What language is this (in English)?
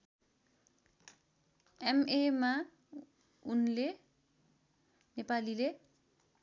Nepali